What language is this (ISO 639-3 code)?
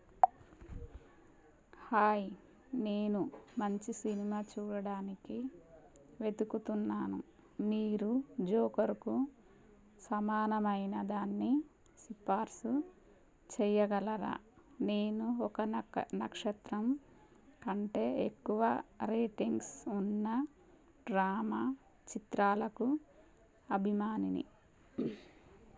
tel